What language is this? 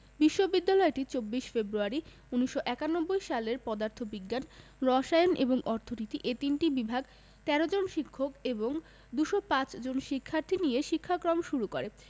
Bangla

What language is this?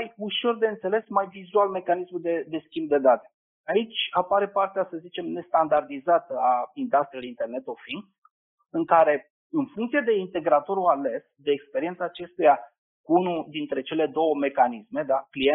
Romanian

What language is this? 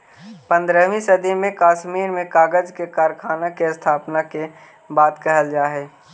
Magahi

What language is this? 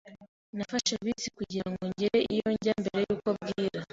Kinyarwanda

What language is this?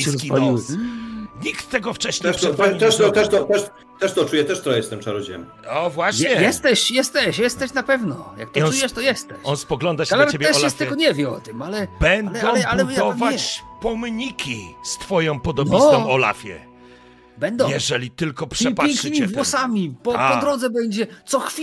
Polish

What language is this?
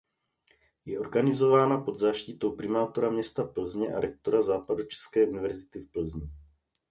Czech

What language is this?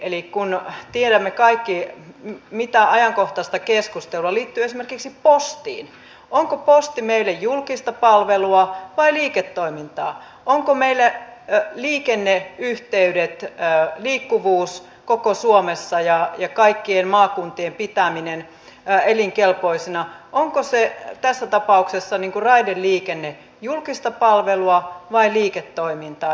Finnish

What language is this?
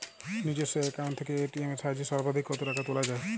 Bangla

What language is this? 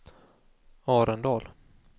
Swedish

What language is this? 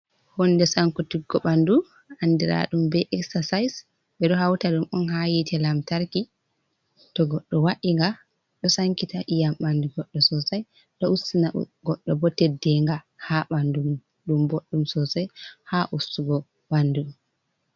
Fula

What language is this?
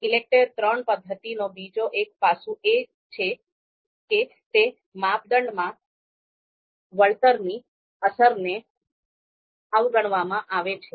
Gujarati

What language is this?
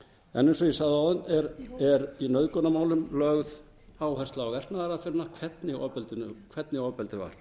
Icelandic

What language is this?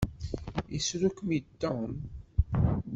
Kabyle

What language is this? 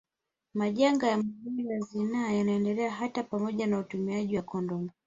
Swahili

